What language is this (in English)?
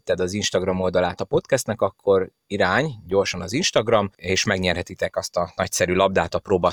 Hungarian